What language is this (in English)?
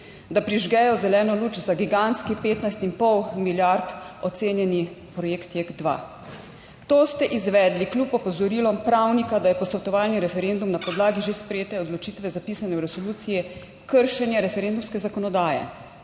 Slovenian